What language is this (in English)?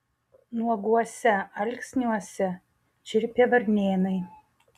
Lithuanian